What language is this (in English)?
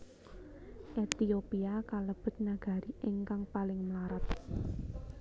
Javanese